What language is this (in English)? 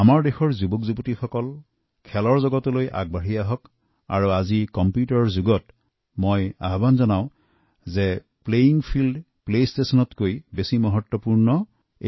Assamese